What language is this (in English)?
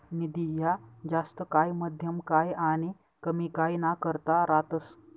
Marathi